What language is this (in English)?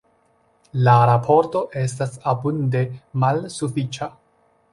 Esperanto